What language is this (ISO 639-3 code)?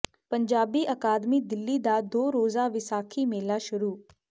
pan